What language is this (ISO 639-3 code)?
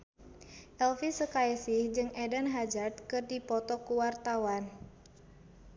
sun